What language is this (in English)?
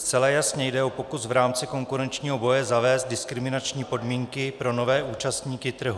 Czech